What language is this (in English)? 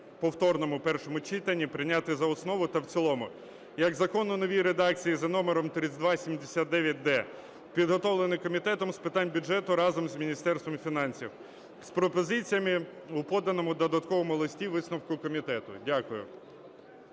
Ukrainian